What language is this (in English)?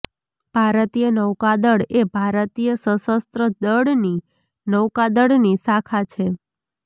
Gujarati